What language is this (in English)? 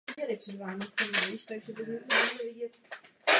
Czech